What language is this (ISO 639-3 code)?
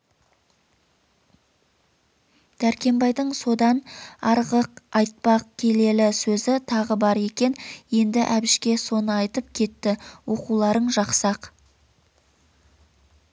kaz